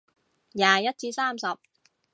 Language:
Cantonese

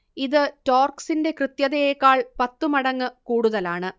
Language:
Malayalam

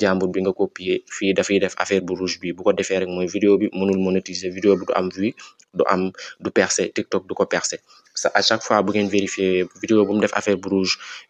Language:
French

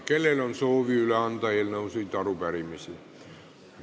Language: Estonian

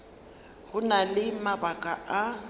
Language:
Northern Sotho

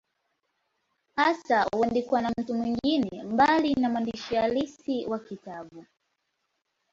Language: Swahili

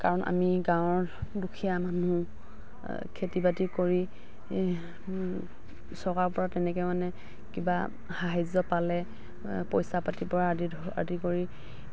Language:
Assamese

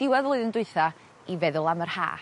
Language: Welsh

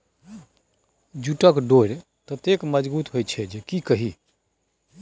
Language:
Maithili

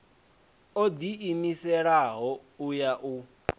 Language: Venda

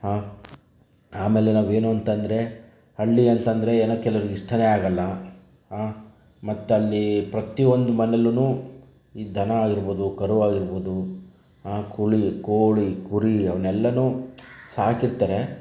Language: Kannada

